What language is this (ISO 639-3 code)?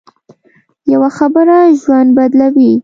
pus